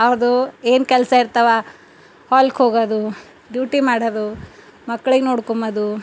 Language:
Kannada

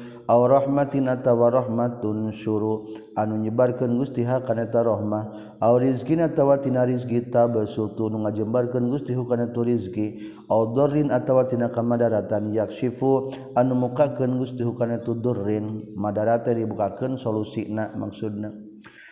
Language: Malay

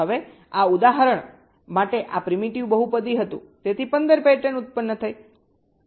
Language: Gujarati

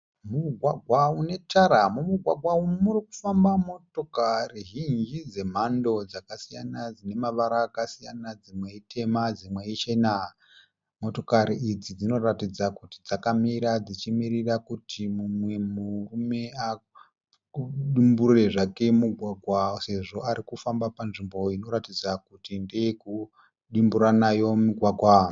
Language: Shona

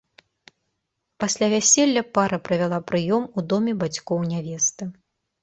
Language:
Belarusian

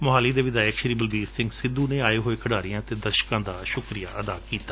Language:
Punjabi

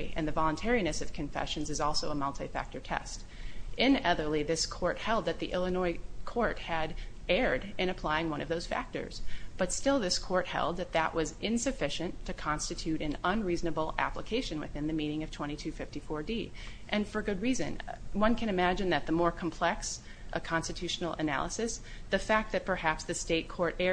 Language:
English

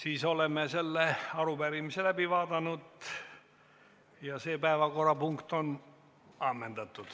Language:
Estonian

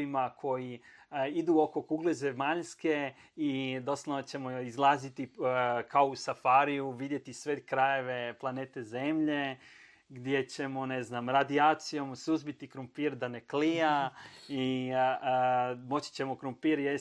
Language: Croatian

